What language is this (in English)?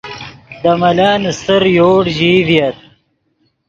Yidgha